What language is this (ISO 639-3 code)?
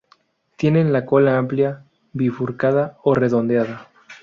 spa